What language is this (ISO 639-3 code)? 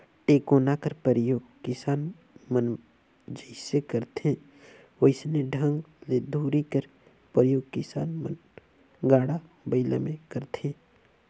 hne